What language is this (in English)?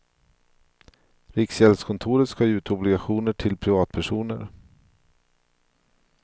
Swedish